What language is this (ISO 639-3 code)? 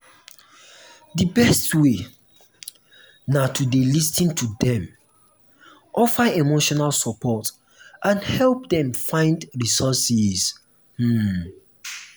pcm